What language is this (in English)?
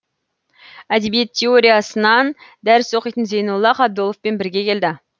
Kazakh